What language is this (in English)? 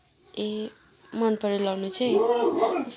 Nepali